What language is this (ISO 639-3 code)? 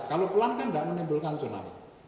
ind